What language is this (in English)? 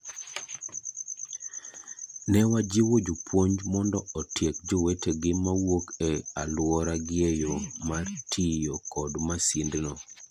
Luo (Kenya and Tanzania)